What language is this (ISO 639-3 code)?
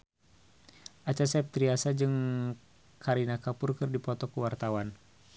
sun